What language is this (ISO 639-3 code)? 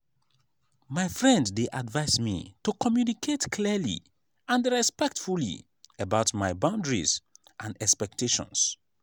pcm